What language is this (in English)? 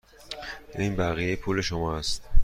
Persian